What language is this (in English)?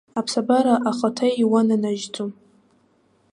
Abkhazian